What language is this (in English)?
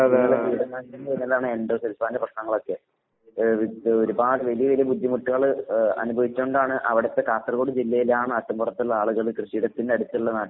Malayalam